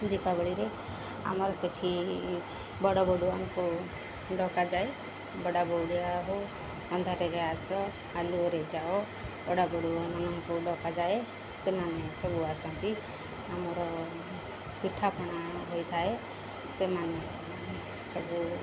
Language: Odia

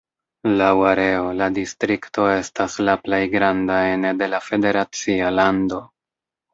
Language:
Esperanto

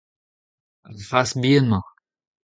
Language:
Breton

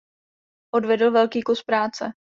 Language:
Czech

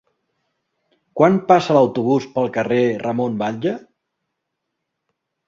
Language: Catalan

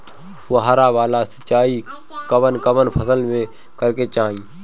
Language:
Bhojpuri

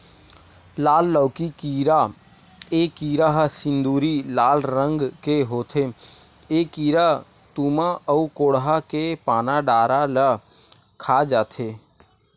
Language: Chhattisgarhi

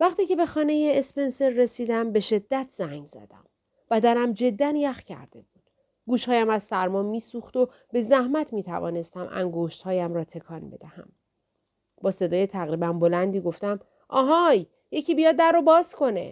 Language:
Persian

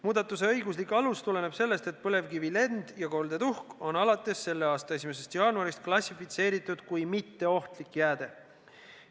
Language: Estonian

